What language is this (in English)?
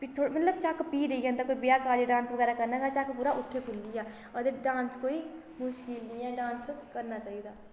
Dogri